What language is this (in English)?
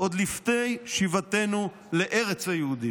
Hebrew